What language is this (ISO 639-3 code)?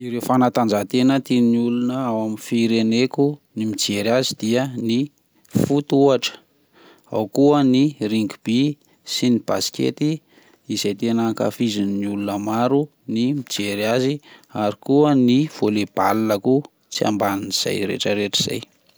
mlg